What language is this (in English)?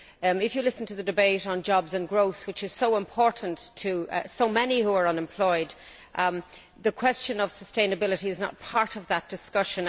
English